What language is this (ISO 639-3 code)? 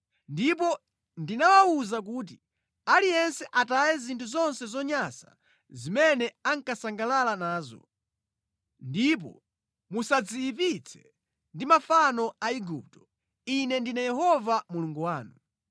nya